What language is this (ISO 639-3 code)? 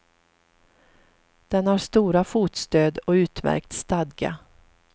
swe